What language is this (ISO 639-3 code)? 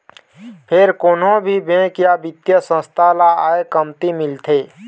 hne